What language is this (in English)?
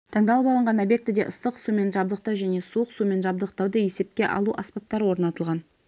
Kazakh